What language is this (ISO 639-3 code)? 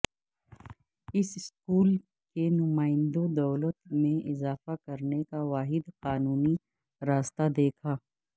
urd